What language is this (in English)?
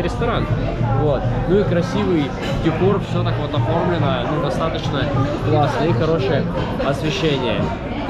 Russian